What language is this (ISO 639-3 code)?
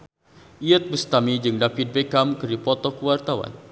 sun